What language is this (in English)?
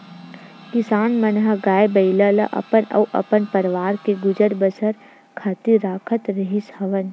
Chhattisgarhi